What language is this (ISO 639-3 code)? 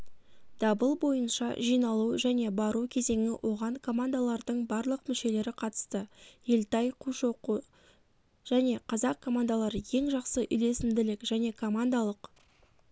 kaz